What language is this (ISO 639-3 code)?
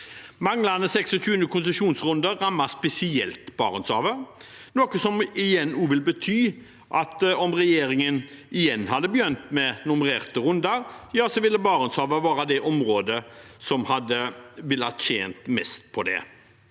nor